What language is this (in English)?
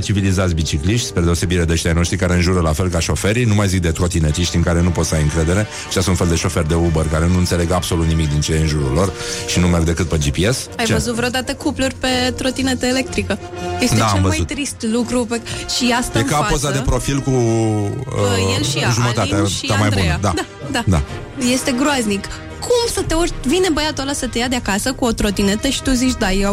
Romanian